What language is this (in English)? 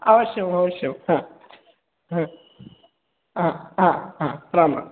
Sanskrit